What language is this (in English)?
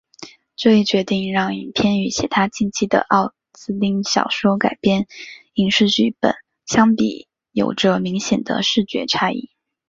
Chinese